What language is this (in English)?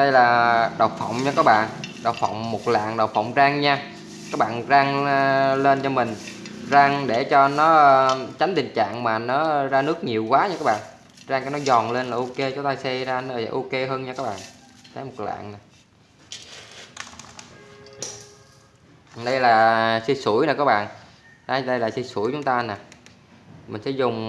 Vietnamese